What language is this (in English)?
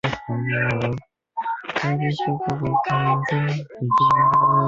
Chinese